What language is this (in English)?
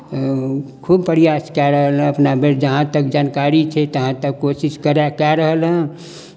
Maithili